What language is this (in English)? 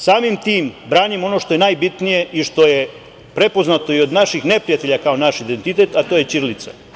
Serbian